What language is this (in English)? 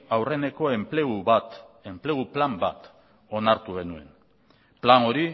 Basque